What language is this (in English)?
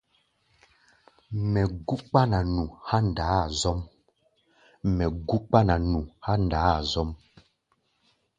Gbaya